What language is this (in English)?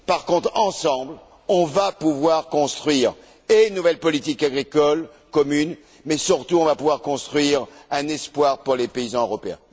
French